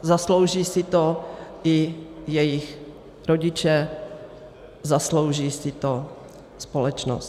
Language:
Czech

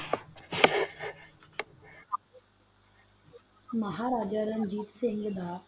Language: Punjabi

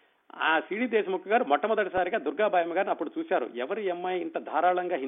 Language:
Telugu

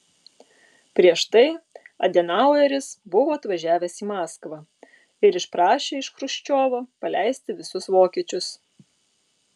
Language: Lithuanian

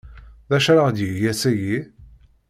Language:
Kabyle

